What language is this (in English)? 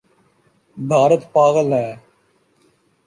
Urdu